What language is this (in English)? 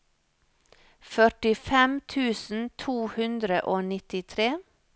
Norwegian